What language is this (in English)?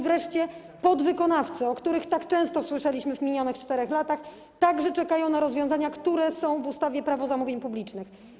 Polish